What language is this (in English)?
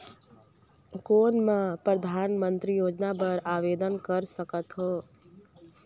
Chhattisgarhi